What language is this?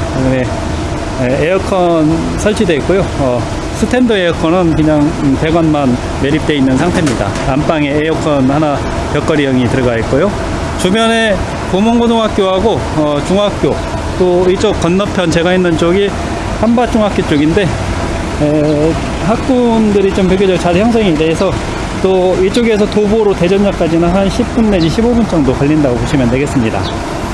Korean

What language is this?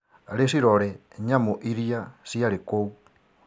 Kikuyu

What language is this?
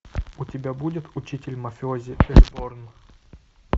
Russian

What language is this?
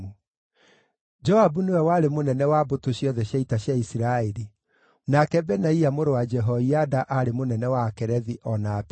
Kikuyu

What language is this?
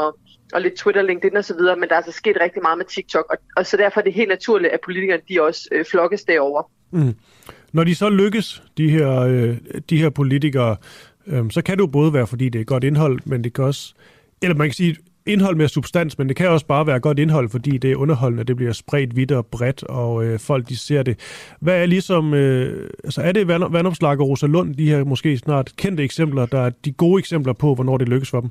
Danish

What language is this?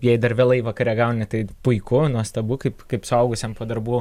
Lithuanian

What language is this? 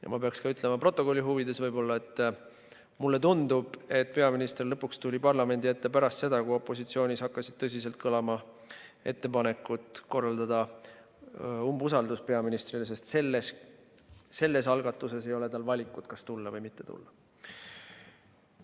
Estonian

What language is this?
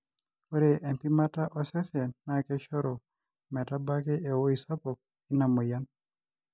Masai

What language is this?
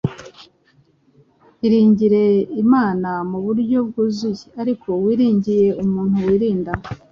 Kinyarwanda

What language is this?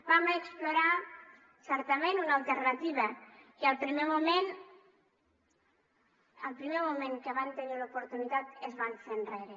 Catalan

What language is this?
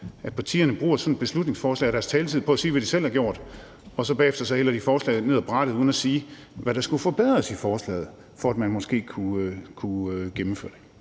Danish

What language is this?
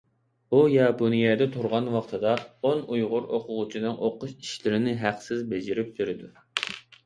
Uyghur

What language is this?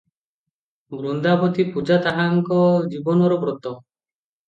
Odia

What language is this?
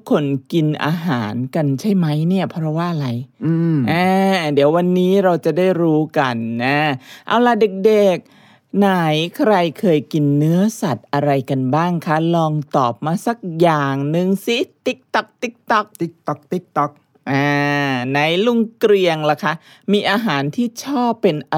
Thai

